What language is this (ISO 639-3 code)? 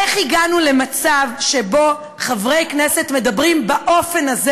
heb